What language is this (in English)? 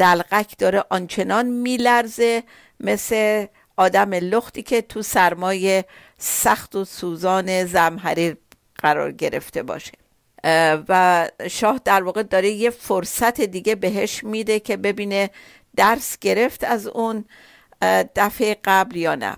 Persian